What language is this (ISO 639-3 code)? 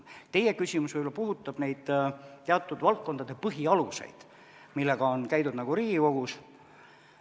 est